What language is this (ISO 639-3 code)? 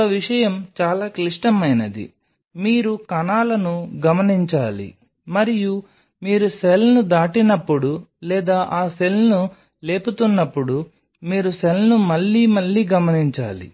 tel